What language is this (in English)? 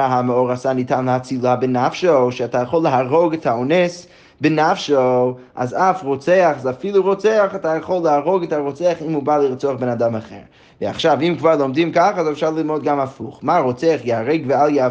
Hebrew